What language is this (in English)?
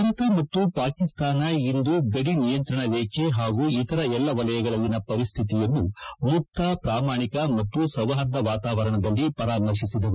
Kannada